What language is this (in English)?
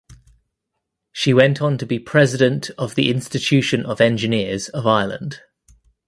English